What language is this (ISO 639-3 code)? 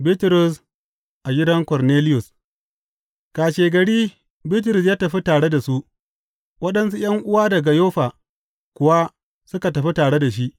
hau